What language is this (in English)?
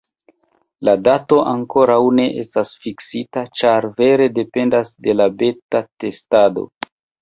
Esperanto